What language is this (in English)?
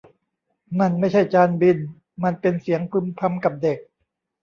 Thai